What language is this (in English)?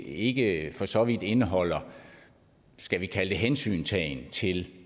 Danish